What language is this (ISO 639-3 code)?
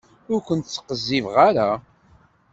kab